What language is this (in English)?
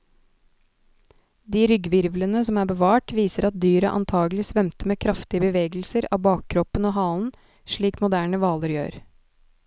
Norwegian